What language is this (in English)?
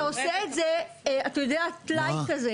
Hebrew